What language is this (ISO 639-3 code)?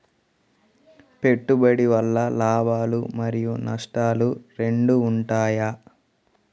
tel